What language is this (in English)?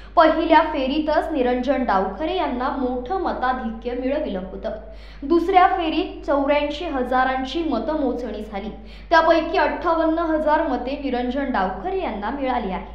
Marathi